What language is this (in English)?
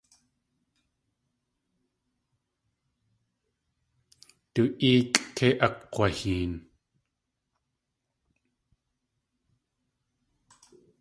Tlingit